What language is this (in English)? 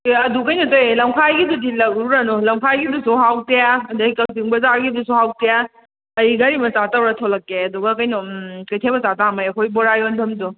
Manipuri